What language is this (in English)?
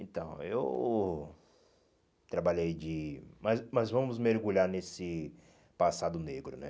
Portuguese